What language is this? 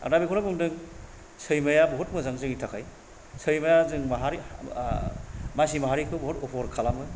Bodo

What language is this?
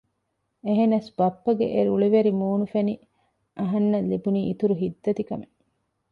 Divehi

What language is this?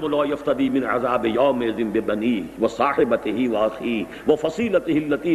Urdu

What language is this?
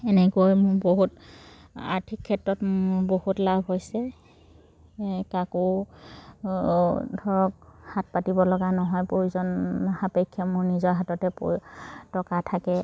Assamese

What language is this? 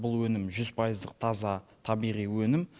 Kazakh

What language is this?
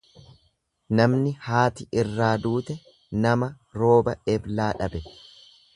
Oromo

